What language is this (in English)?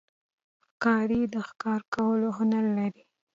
Pashto